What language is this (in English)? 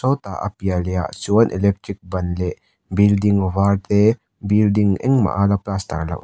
Mizo